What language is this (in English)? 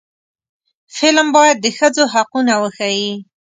Pashto